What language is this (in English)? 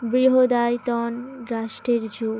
Bangla